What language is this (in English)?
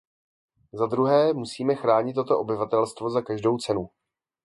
Czech